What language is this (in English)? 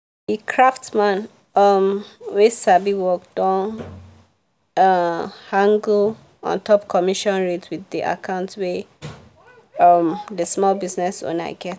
Nigerian Pidgin